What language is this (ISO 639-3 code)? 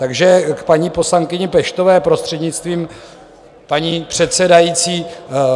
ces